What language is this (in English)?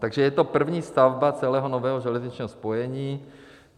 Czech